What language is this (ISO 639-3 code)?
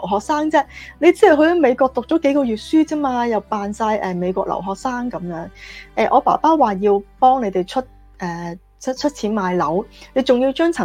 zho